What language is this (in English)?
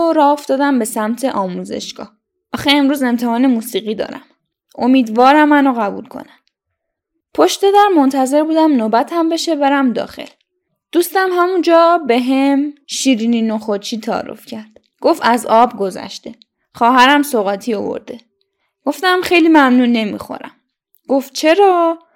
Persian